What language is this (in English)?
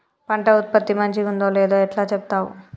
Telugu